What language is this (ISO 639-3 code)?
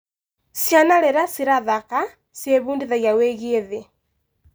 kik